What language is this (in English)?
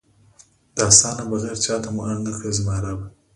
Pashto